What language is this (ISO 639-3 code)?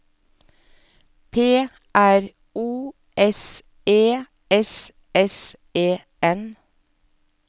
nor